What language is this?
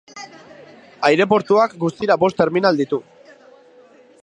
Basque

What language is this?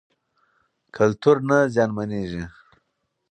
Pashto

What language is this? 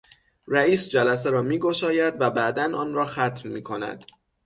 Persian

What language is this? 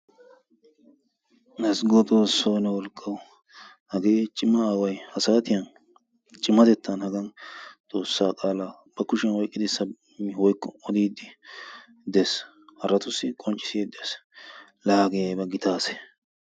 Wolaytta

